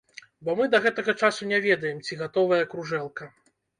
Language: Belarusian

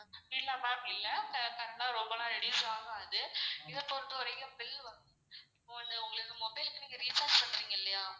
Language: Tamil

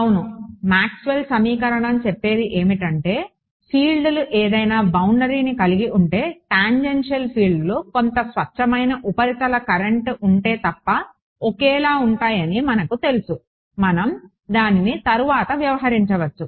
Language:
Telugu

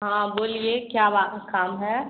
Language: Hindi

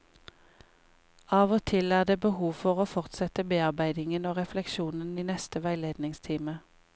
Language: Norwegian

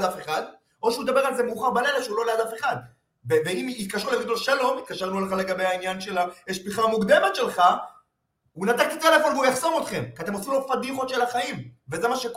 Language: Hebrew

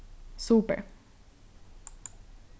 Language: Faroese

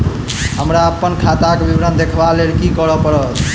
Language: Maithili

